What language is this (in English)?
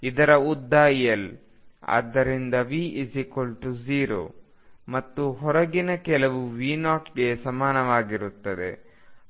Kannada